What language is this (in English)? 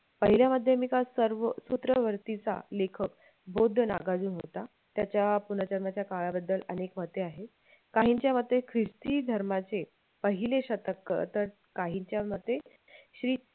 Marathi